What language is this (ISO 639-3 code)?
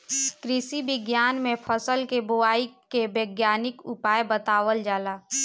bho